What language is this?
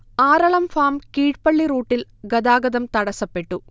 Malayalam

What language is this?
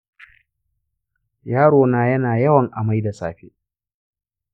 Hausa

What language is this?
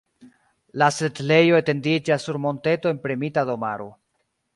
Esperanto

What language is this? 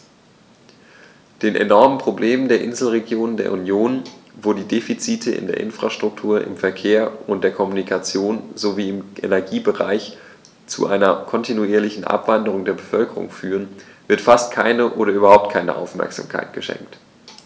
German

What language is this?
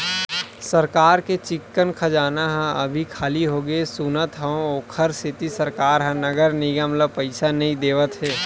Chhattisgarhi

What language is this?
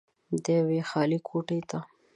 Pashto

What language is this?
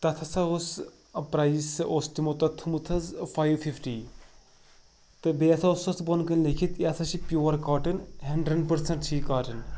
Kashmiri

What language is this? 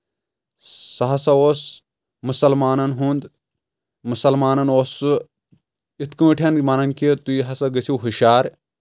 Kashmiri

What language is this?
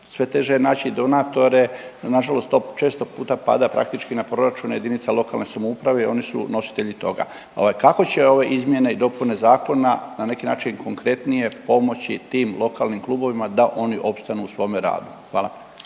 Croatian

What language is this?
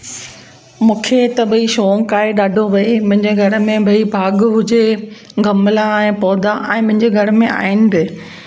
Sindhi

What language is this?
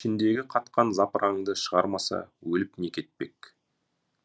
Kazakh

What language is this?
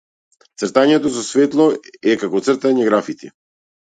Macedonian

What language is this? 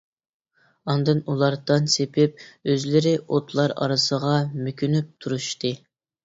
Uyghur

